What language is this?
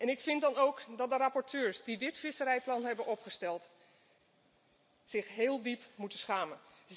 Dutch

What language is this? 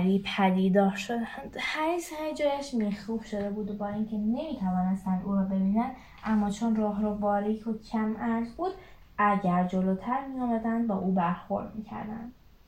Persian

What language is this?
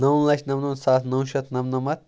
Kashmiri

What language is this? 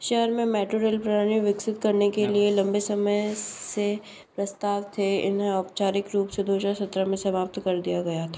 Hindi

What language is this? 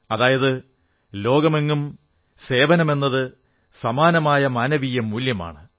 Malayalam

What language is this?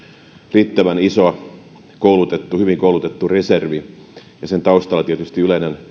Finnish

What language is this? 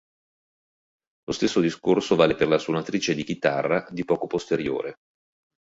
Italian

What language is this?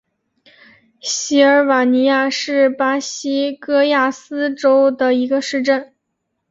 Chinese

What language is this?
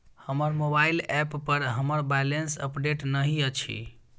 Maithili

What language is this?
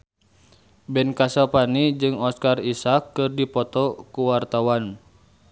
Sundanese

